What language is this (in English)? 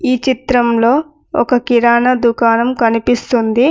Telugu